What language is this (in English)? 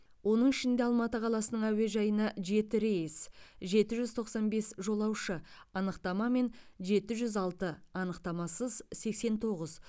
Kazakh